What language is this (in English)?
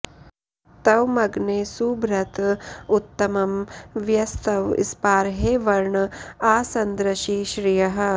Sanskrit